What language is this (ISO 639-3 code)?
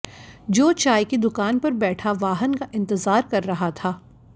hin